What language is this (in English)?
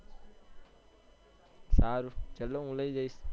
Gujarati